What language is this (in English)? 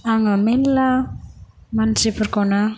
Bodo